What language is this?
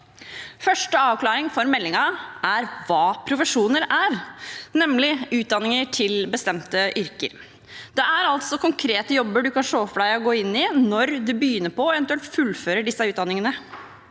Norwegian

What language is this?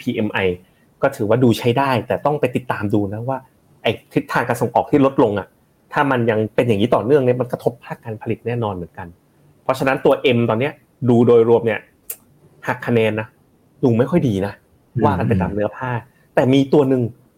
Thai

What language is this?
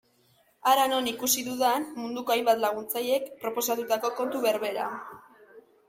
Basque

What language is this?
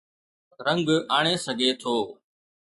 Sindhi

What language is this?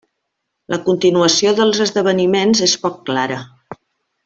Catalan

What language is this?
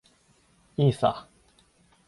Japanese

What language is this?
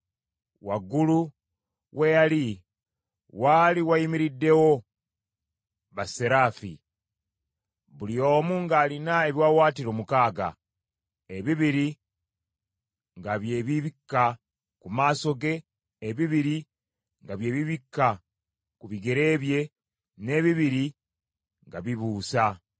Ganda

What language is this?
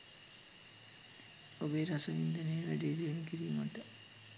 Sinhala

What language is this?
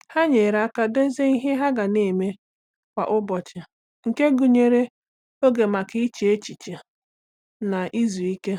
Igbo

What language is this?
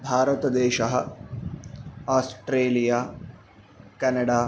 Sanskrit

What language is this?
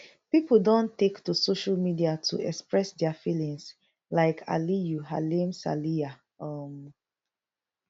Nigerian Pidgin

